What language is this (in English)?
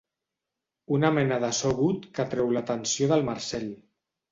Catalan